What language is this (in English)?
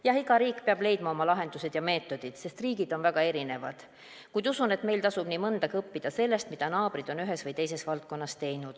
Estonian